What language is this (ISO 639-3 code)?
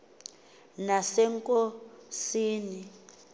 xho